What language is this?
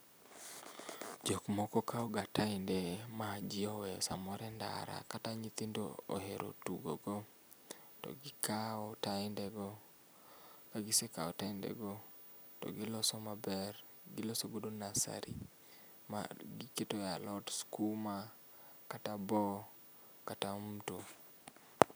Luo (Kenya and Tanzania)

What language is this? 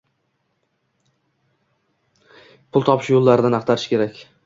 Uzbek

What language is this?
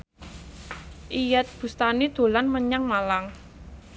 Javanese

